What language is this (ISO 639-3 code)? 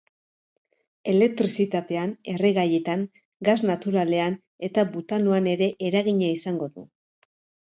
eus